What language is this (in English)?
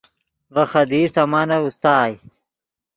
Yidgha